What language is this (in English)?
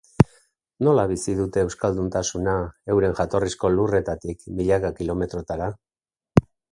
Basque